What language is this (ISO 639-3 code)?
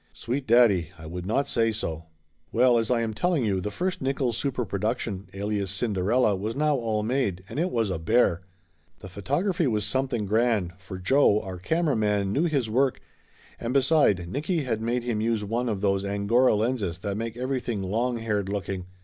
eng